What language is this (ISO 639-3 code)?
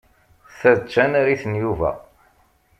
kab